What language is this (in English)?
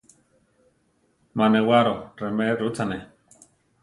Central Tarahumara